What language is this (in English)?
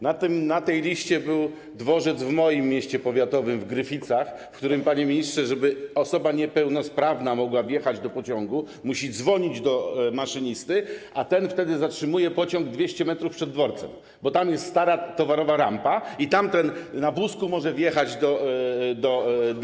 Polish